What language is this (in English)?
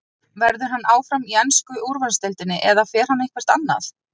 Icelandic